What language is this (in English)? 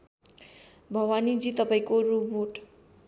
Nepali